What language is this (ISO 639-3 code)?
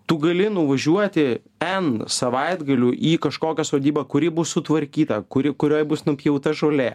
lit